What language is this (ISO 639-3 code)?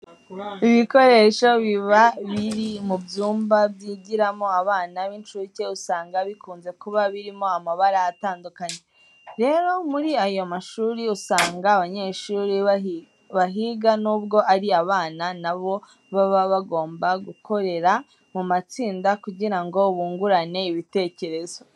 kin